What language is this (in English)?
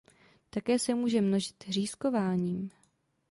Czech